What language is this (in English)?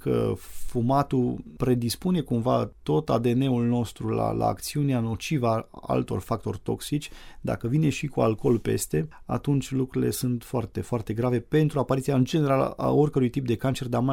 Romanian